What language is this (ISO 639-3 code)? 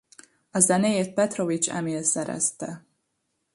hun